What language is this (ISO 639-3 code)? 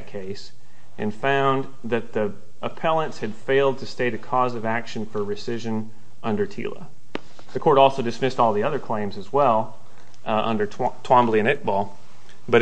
eng